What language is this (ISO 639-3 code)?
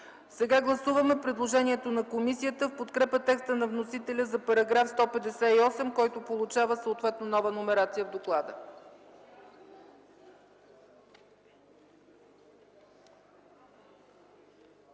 bul